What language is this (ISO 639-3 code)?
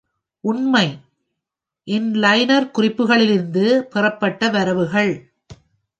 tam